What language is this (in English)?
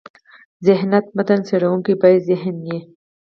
Pashto